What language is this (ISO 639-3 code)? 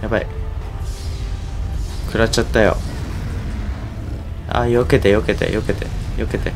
jpn